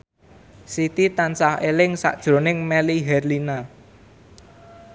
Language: Javanese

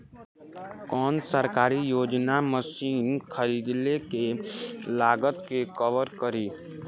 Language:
Bhojpuri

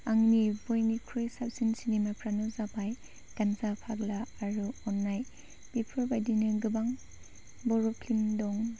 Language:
Bodo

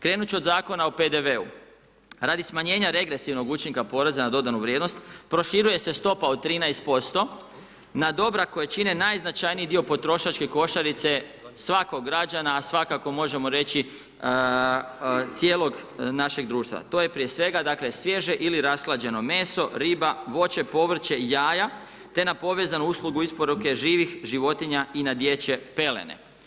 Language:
Croatian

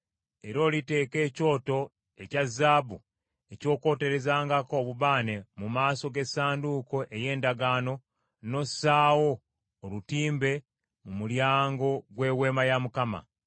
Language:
Ganda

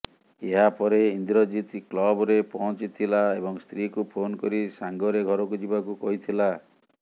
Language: Odia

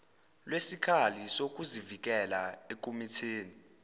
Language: Zulu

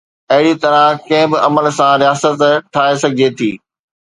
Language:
Sindhi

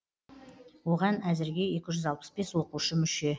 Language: Kazakh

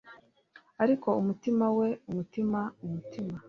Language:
Kinyarwanda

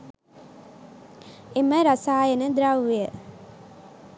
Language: Sinhala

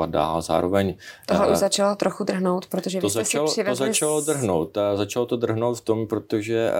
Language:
Czech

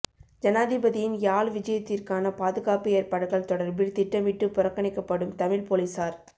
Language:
Tamil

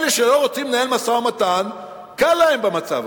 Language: Hebrew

